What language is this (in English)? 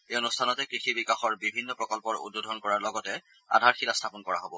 Assamese